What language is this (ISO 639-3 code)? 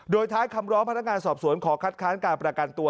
tha